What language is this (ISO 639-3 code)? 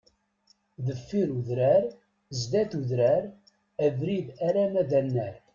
kab